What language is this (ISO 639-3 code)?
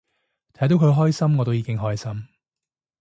yue